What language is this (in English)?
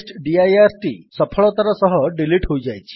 Odia